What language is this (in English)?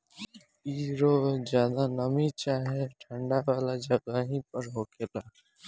Bhojpuri